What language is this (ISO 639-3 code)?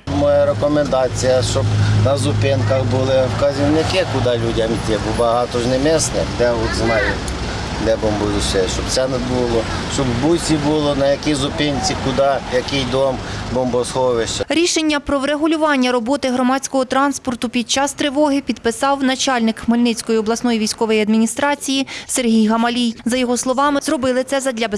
ukr